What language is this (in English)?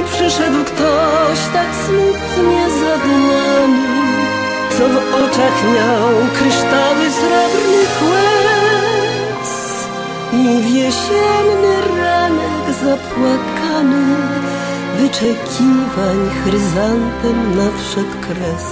Polish